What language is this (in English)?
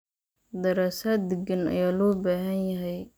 Somali